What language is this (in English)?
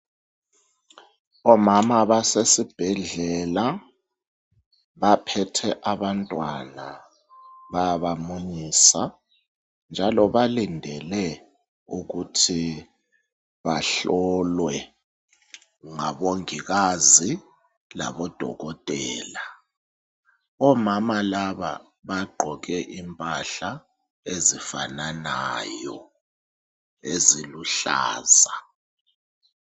North Ndebele